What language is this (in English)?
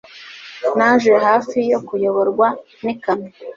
Kinyarwanda